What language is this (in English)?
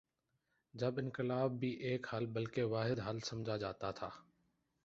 Urdu